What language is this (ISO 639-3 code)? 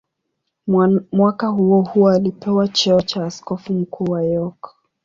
swa